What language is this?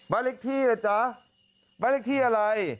Thai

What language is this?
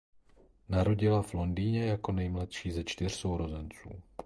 Czech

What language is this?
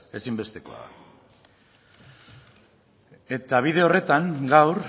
Basque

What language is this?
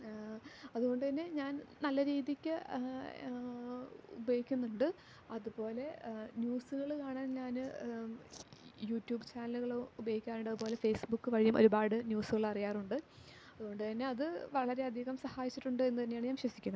Malayalam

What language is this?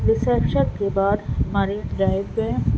Urdu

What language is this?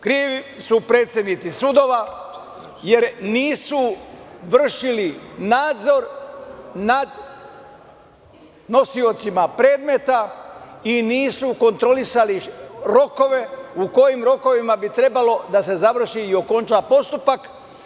Serbian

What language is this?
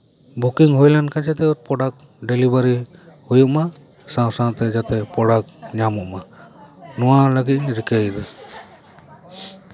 Santali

